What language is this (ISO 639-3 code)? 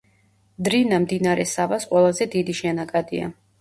kat